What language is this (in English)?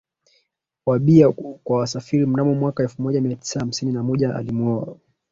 Swahili